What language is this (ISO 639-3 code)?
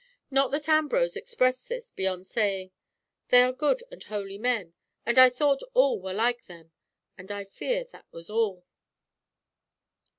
eng